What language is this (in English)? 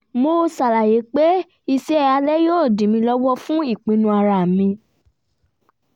Yoruba